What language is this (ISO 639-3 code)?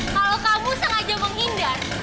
ind